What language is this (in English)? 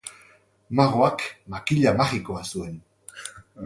Basque